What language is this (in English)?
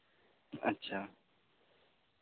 Santali